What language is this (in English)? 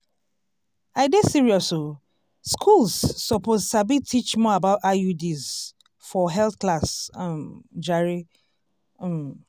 Nigerian Pidgin